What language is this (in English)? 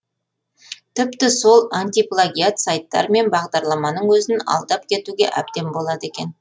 Kazakh